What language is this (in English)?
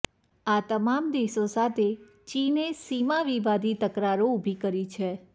Gujarati